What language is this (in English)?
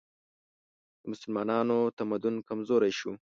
Pashto